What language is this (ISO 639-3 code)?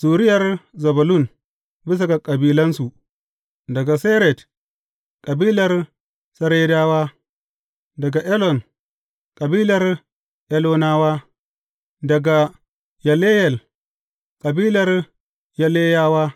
hau